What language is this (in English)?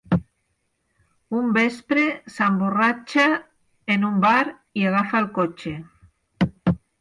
Catalan